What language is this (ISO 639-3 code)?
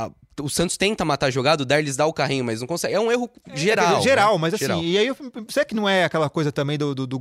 por